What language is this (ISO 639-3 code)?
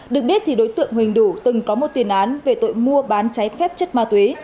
vie